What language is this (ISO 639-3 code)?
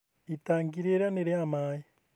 kik